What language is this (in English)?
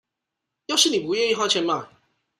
Chinese